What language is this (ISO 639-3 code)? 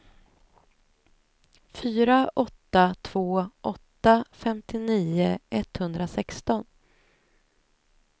swe